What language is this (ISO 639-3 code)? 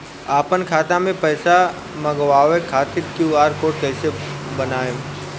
bho